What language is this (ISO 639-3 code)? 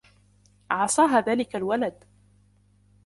ara